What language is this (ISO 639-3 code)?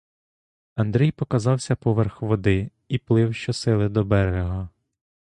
ukr